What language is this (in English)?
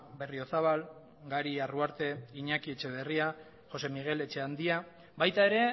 Basque